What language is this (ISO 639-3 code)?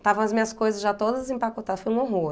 por